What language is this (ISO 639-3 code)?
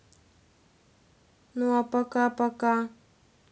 rus